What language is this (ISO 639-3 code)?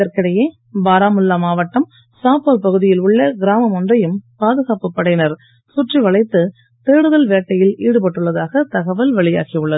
tam